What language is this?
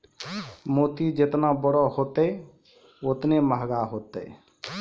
Maithili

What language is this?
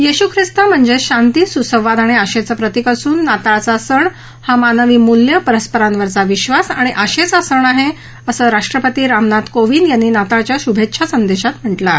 Marathi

